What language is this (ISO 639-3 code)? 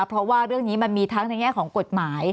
tha